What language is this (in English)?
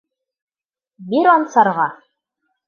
Bashkir